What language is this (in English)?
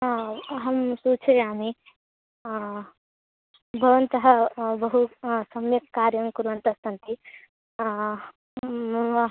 Sanskrit